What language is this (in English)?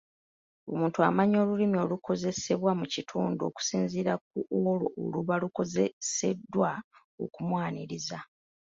Ganda